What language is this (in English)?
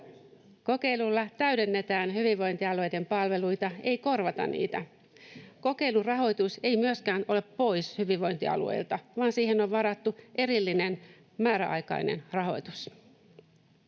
Finnish